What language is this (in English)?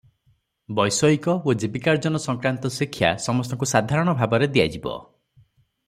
Odia